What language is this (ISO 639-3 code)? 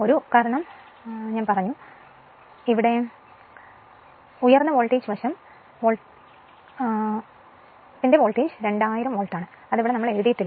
mal